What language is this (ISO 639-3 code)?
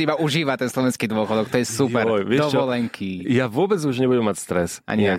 slk